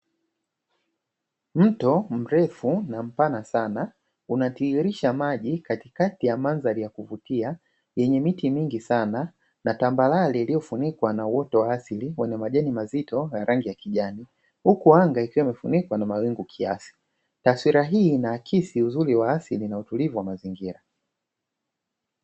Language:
Swahili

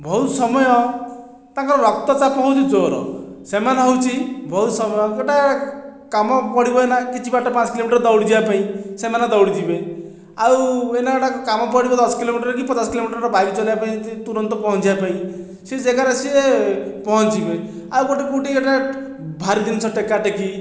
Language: Odia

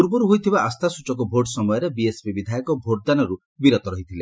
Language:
Odia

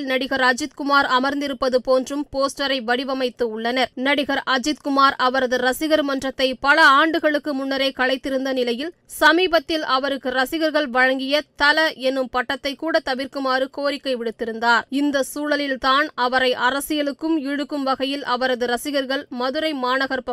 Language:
Tamil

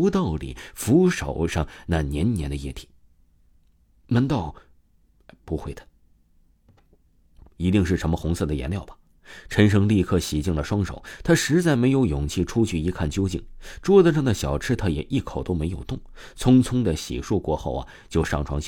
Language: Chinese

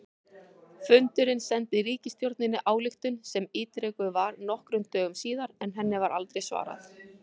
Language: Icelandic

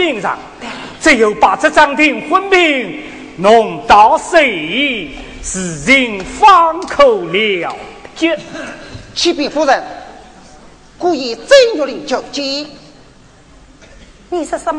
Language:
Chinese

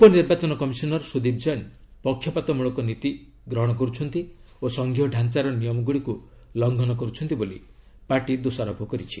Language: Odia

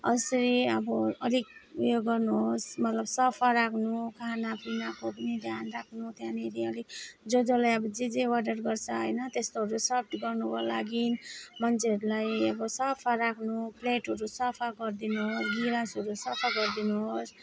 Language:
Nepali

